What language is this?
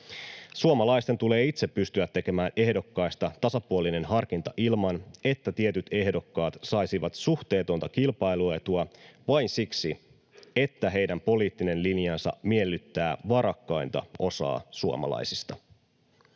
Finnish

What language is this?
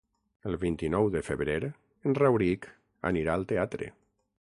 Catalan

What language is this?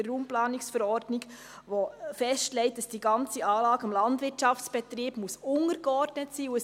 Swiss German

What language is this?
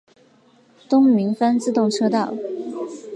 Chinese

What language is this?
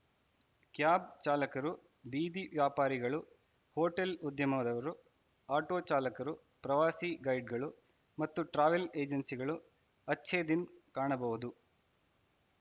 Kannada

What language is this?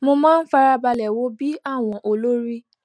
Yoruba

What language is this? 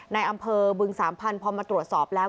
Thai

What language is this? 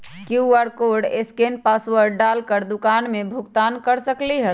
Magahi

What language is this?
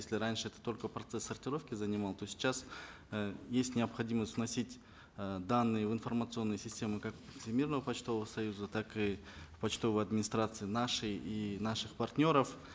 Kazakh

